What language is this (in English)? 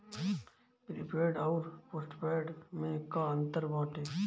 Bhojpuri